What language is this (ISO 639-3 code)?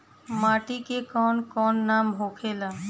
bho